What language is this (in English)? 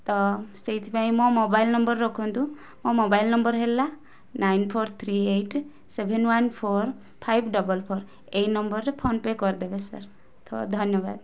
Odia